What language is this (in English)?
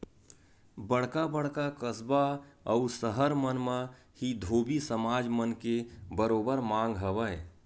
Chhattisgarhi